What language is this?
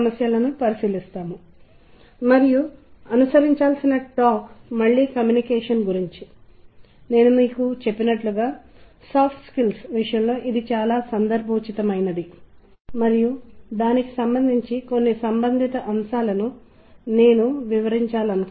Telugu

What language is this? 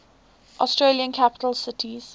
English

